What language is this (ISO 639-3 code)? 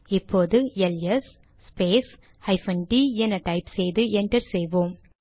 tam